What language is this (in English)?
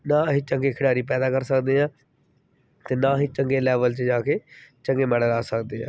Punjabi